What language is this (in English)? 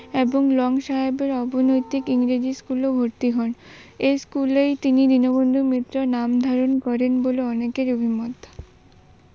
Bangla